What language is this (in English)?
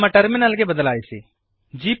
Kannada